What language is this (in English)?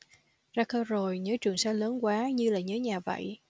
Vietnamese